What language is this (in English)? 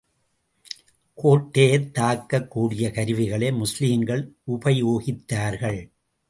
Tamil